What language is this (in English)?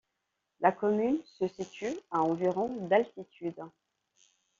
French